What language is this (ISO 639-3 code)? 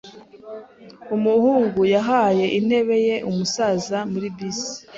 kin